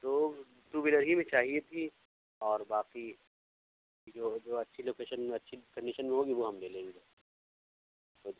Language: Urdu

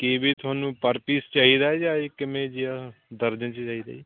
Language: Punjabi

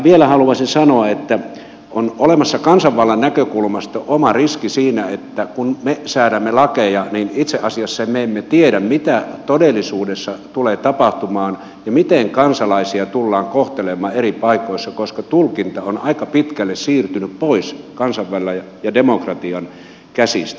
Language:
Finnish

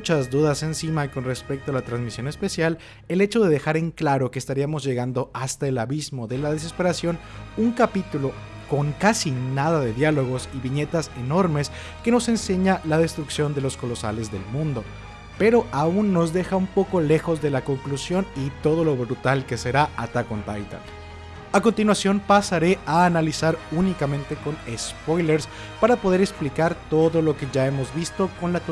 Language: Spanish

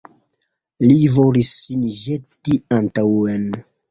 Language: Esperanto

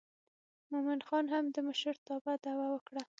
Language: Pashto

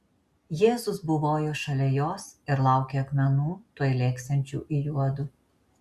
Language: Lithuanian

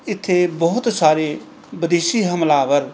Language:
Punjabi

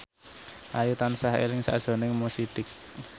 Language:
Javanese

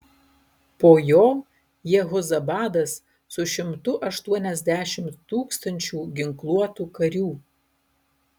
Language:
Lithuanian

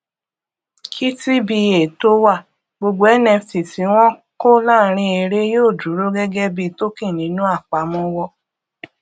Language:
Yoruba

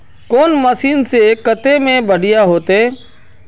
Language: Magahi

